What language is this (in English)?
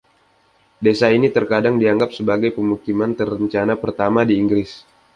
Indonesian